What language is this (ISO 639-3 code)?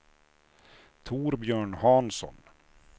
swe